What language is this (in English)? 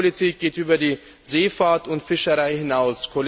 German